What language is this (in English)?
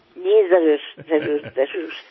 Gujarati